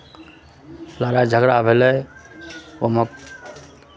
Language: Maithili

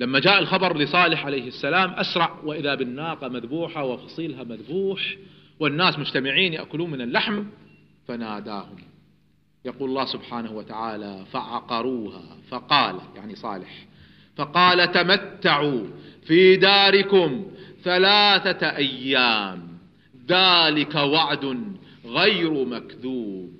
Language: Arabic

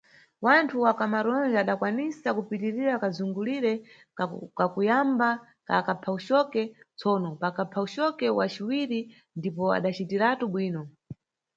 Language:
Nyungwe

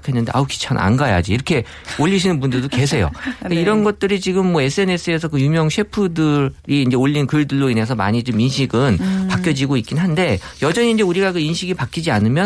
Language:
Korean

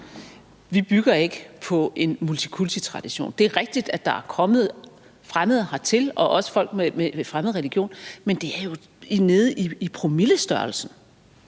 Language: Danish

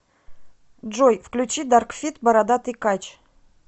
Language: Russian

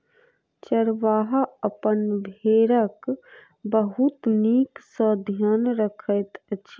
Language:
Maithili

